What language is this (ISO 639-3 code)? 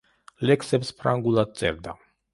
kat